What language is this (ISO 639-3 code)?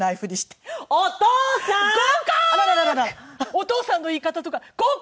jpn